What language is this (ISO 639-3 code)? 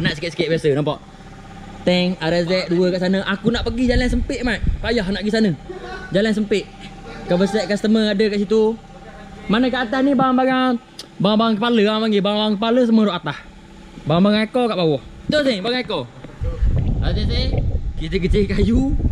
msa